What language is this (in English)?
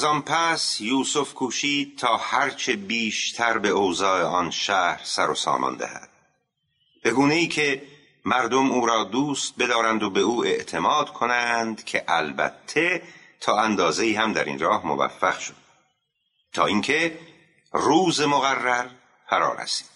Persian